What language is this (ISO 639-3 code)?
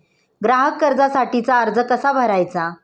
mar